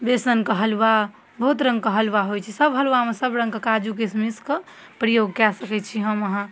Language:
Maithili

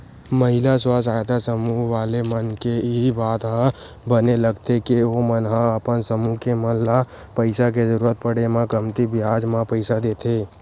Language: Chhattisgarhi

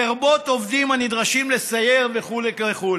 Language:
Hebrew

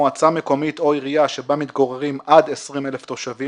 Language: Hebrew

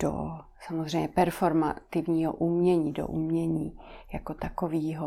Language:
Czech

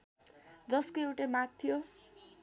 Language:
Nepali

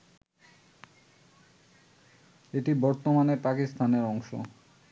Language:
Bangla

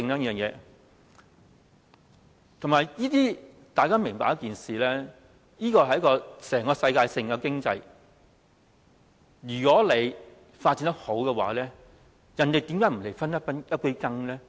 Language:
Cantonese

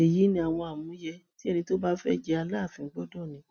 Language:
Yoruba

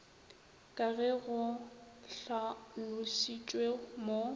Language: Northern Sotho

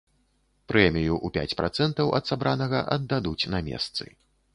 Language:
Belarusian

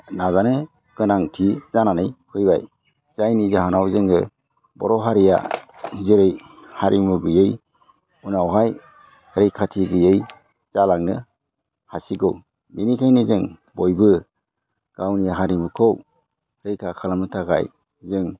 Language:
Bodo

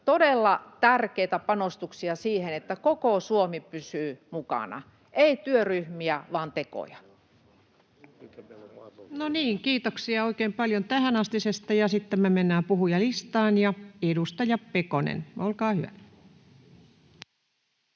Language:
Finnish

